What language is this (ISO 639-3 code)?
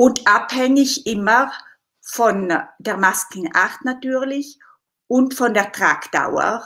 ita